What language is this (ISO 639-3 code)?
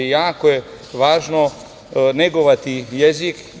srp